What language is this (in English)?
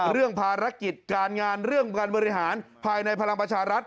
Thai